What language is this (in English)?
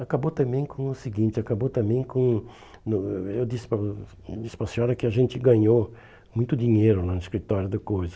Portuguese